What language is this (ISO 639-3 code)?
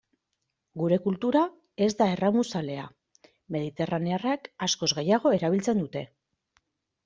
eus